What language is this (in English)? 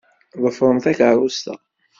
Kabyle